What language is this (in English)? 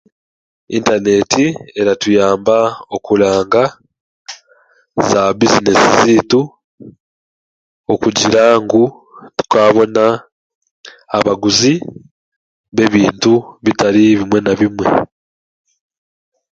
Chiga